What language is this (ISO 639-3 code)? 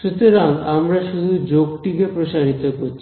ben